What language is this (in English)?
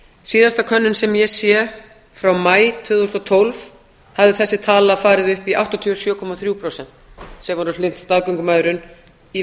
Icelandic